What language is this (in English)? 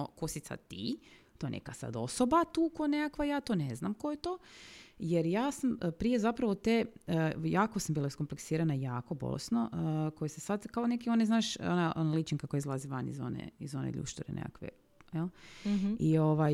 Croatian